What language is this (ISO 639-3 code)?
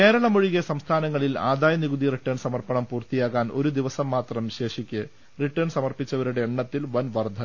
mal